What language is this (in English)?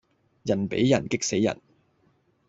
Cantonese